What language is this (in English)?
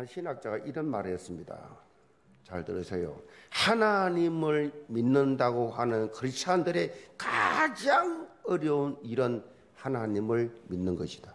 Korean